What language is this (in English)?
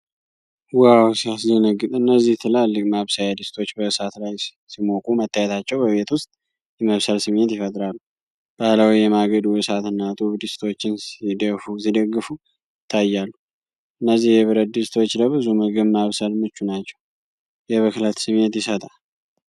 Amharic